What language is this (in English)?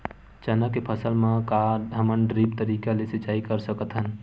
Chhattisgarhi